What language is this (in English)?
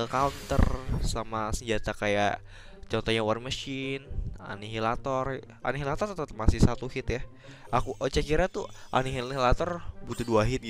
Indonesian